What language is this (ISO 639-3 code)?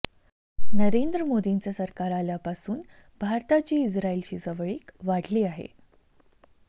mar